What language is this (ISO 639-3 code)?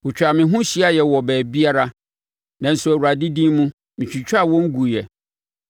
aka